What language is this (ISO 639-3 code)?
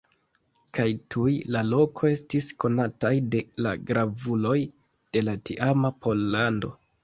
epo